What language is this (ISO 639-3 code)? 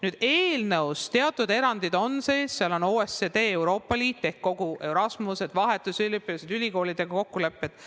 est